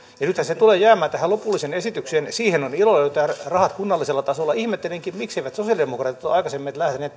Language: Finnish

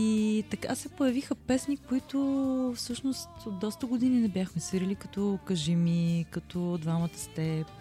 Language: Bulgarian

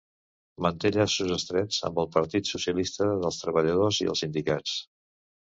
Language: Catalan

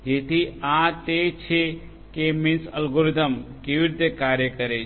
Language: Gujarati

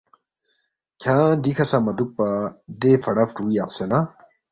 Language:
Balti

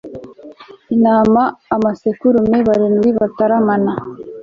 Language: Kinyarwanda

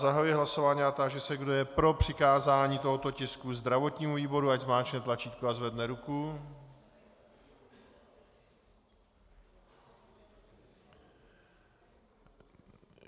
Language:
Czech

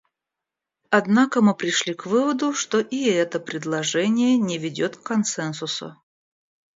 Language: Russian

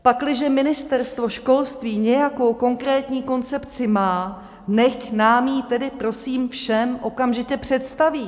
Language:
Czech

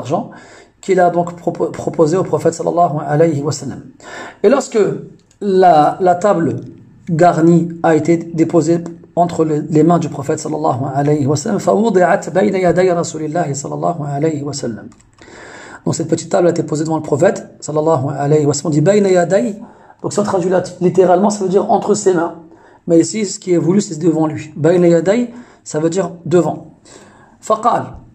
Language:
French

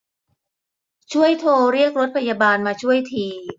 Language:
Thai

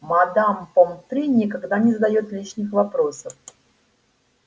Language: Russian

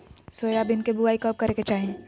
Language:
Magahi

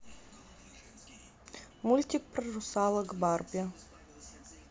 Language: Russian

